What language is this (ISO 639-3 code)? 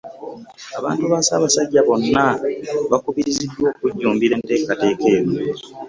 lug